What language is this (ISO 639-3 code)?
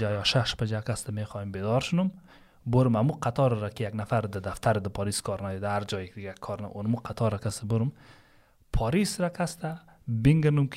fas